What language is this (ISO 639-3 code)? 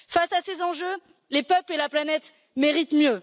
fra